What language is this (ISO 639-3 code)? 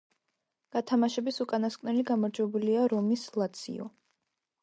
kat